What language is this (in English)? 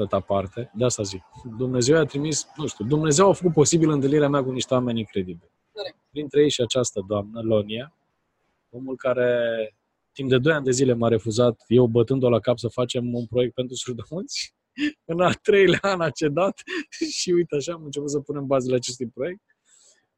Romanian